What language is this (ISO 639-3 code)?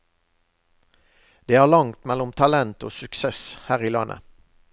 nor